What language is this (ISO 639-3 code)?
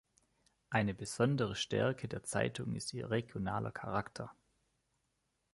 deu